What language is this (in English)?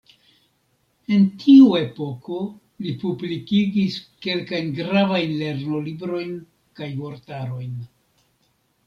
Esperanto